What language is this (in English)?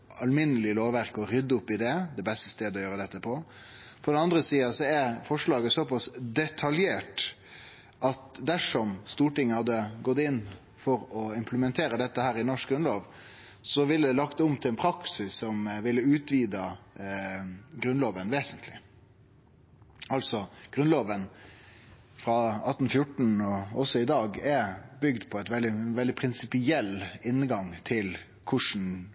Norwegian Nynorsk